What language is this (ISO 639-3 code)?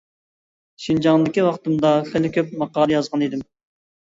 uig